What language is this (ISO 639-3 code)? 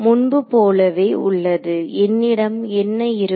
tam